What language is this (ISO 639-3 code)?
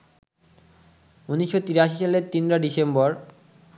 ben